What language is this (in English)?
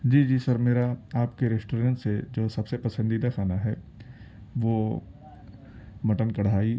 Urdu